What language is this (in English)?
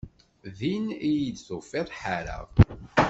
Kabyle